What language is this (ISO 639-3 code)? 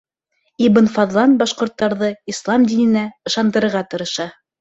bak